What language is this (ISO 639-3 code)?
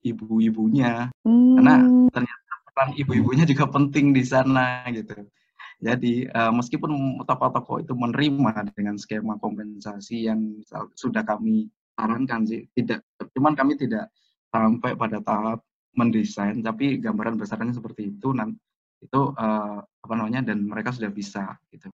ind